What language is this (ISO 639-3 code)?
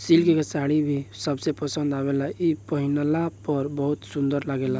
bho